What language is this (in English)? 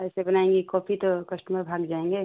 Hindi